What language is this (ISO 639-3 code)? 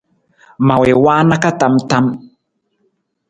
nmz